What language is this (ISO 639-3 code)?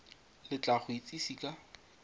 tsn